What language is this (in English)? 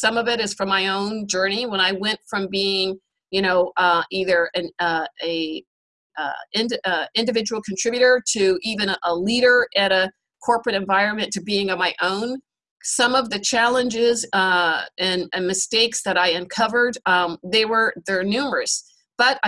English